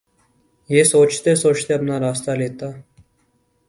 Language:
Urdu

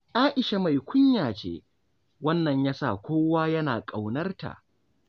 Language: Hausa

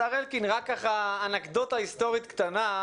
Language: Hebrew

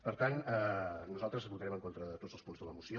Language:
Catalan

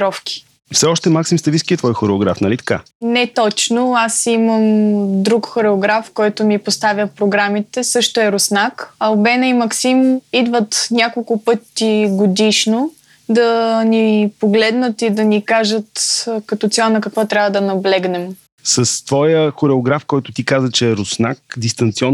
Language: Bulgarian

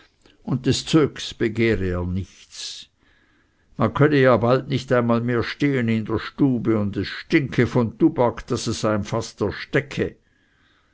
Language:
German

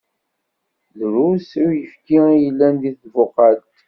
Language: Kabyle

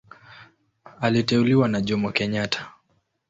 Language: Swahili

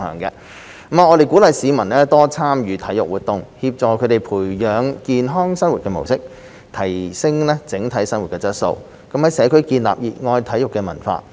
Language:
Cantonese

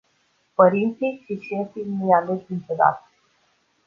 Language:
Romanian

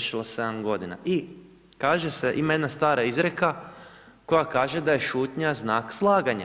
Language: Croatian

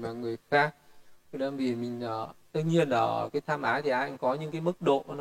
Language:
Vietnamese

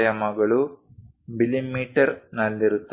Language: Kannada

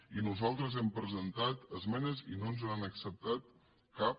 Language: Catalan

